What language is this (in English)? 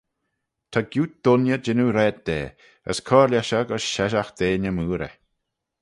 Manx